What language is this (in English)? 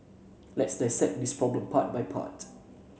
English